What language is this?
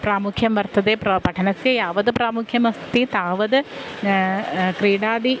Sanskrit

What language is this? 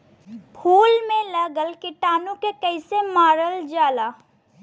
Bhojpuri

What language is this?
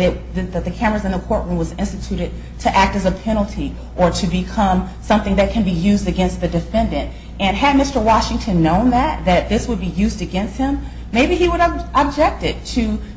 English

